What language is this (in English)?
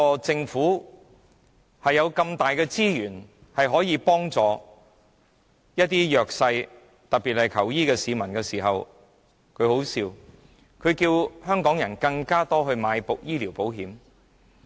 Cantonese